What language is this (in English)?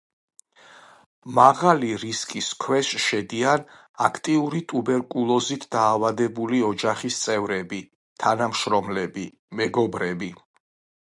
Georgian